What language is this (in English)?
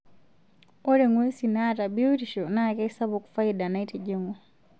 Masai